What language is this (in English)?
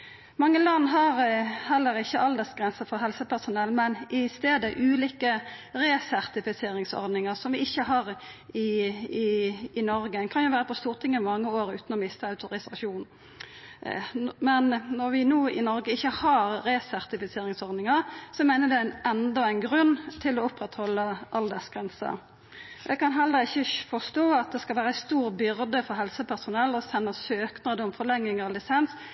Norwegian Nynorsk